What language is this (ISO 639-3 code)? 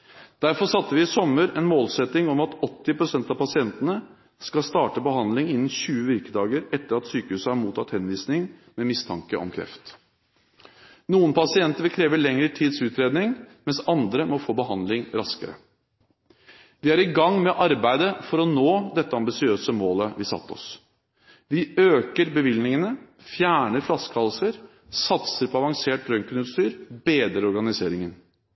nob